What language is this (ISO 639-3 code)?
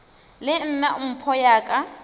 nso